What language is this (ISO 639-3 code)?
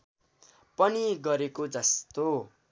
nep